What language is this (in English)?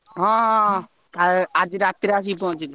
Odia